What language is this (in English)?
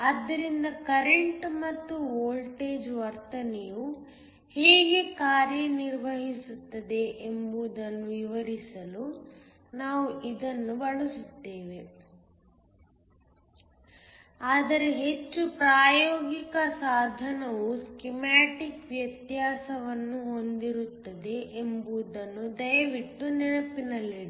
Kannada